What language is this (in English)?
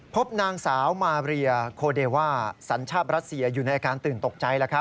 Thai